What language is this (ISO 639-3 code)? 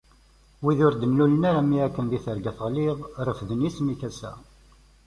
kab